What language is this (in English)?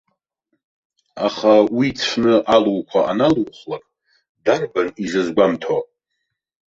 Abkhazian